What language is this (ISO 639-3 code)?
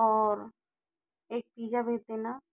hin